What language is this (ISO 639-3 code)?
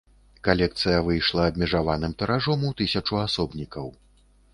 bel